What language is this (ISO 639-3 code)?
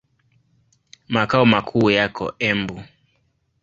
swa